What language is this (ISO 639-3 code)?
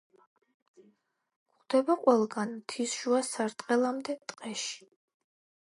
kat